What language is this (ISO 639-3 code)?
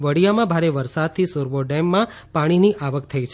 guj